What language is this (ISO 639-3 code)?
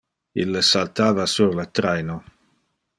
ina